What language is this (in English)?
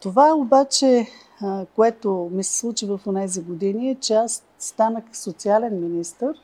Bulgarian